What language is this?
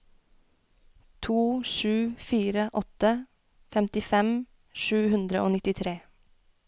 Norwegian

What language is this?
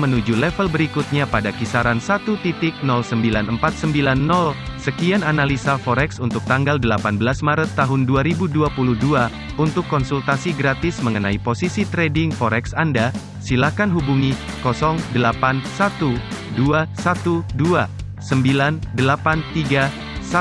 Indonesian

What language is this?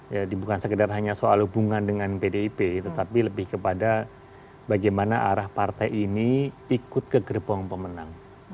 Indonesian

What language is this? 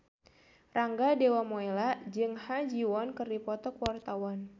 Sundanese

